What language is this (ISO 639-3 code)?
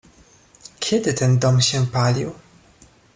pol